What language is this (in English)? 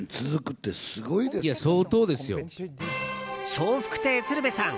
Japanese